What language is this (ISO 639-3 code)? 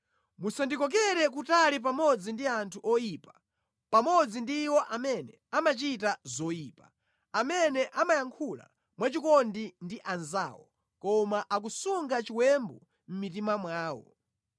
nya